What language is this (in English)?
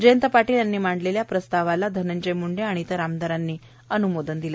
Marathi